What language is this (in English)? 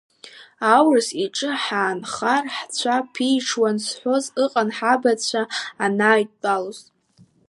Abkhazian